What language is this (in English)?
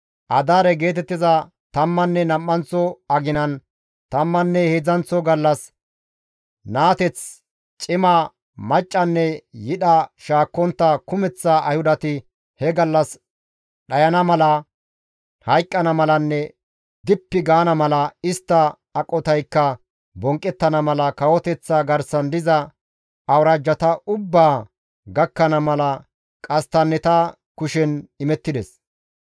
Gamo